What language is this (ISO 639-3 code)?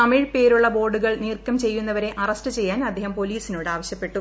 mal